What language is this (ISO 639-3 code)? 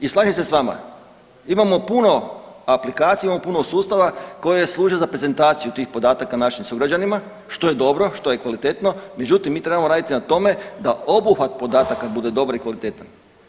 hrv